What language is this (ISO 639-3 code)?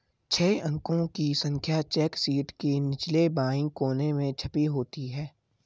hin